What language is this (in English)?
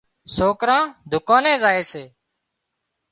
Wadiyara Koli